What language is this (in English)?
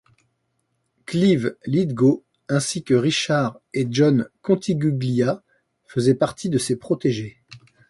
French